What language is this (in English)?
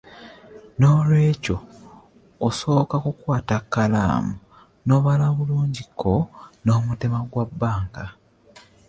Ganda